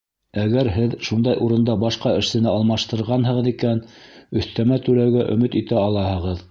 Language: Bashkir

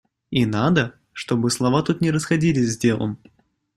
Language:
Russian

